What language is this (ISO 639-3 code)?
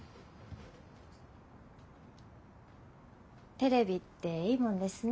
jpn